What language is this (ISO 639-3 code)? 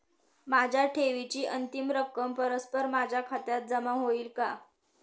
mar